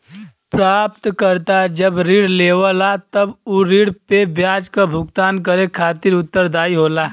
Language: Bhojpuri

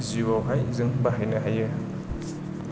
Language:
Bodo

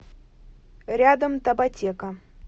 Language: Russian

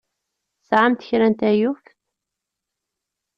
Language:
Kabyle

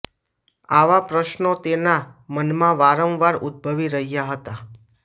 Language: Gujarati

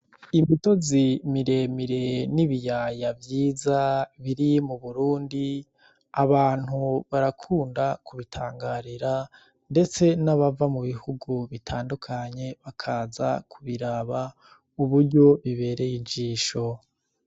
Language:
Rundi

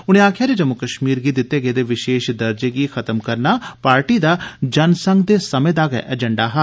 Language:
Dogri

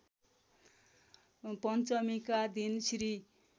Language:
Nepali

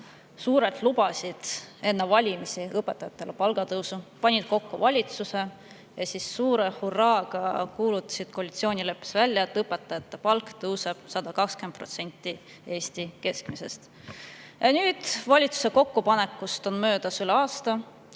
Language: Estonian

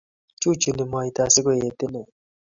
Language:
Kalenjin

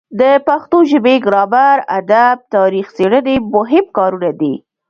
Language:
Pashto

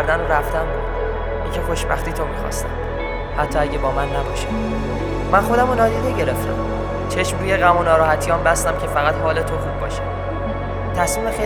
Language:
Persian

